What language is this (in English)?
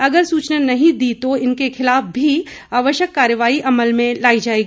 Hindi